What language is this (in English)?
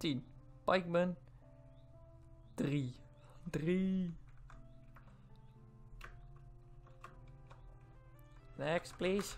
Dutch